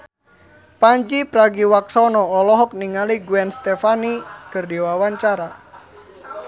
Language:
Sundanese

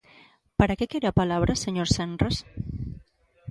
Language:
Galician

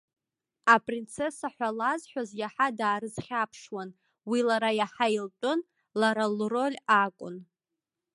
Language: Abkhazian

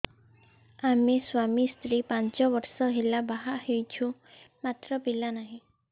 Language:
Odia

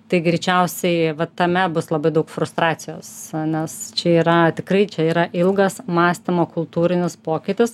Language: Lithuanian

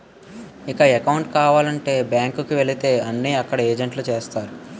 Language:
Telugu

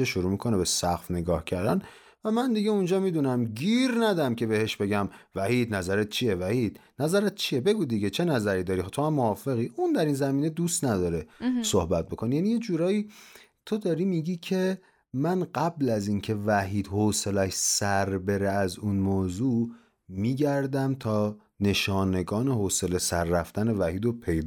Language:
Persian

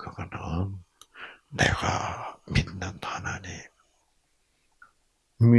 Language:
Korean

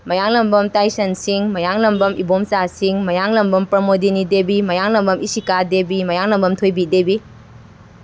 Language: Manipuri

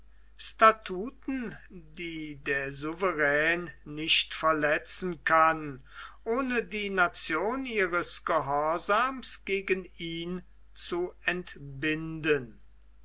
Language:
German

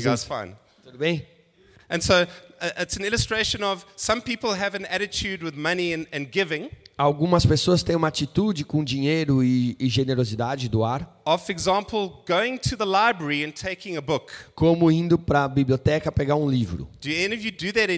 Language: Portuguese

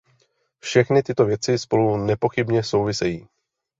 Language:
Czech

